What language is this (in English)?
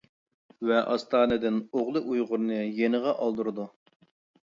Uyghur